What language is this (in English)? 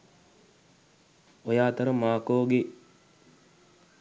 Sinhala